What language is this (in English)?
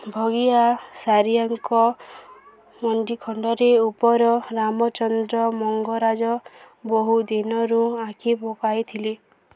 Odia